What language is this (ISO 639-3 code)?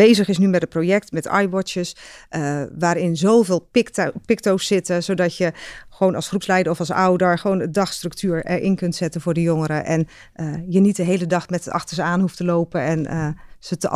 nld